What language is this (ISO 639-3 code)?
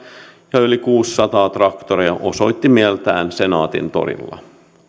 fin